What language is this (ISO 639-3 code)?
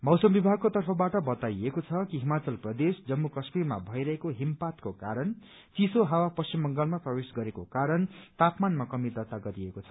nep